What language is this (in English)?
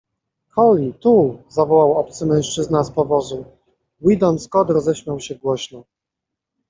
Polish